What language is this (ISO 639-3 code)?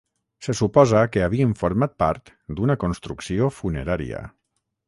cat